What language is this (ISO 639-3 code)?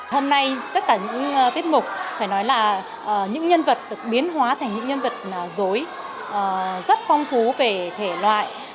vie